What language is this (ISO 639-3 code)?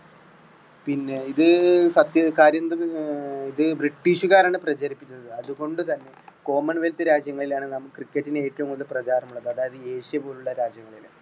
mal